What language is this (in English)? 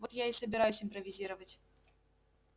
Russian